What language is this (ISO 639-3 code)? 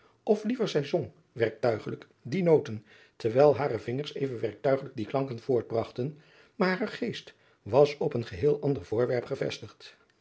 nld